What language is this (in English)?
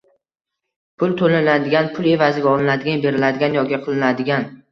Uzbek